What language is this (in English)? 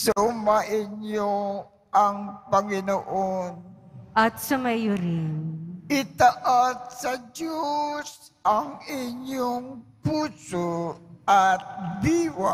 Filipino